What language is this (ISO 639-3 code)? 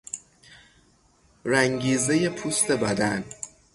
fas